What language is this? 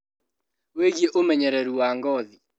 Kikuyu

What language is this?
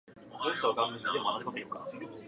Japanese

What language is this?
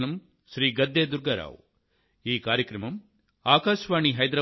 Telugu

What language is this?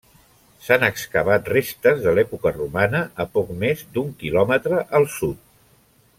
Catalan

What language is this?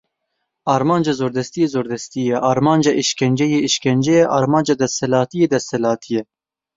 Kurdish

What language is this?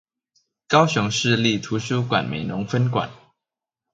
Chinese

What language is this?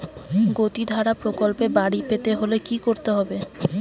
Bangla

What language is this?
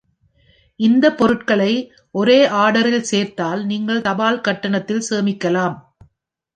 Tamil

